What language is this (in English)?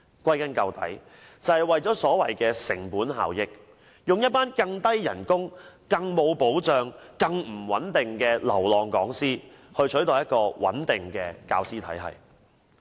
Cantonese